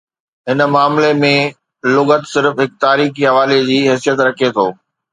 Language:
Sindhi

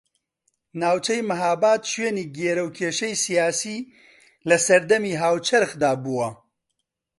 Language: Central Kurdish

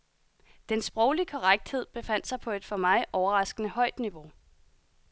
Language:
Danish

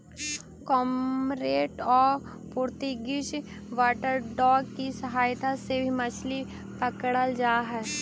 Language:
Magahi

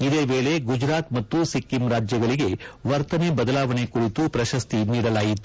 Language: Kannada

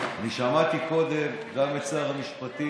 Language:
Hebrew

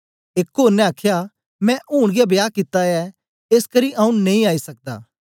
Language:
Dogri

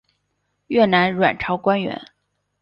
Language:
Chinese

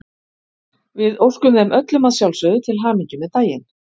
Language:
Icelandic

